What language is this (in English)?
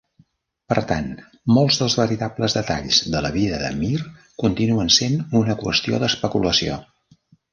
Catalan